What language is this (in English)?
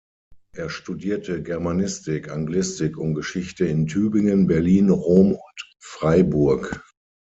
German